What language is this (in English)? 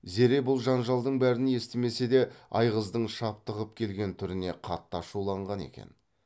Kazakh